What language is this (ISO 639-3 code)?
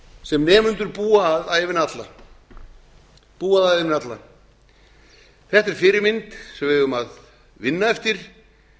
isl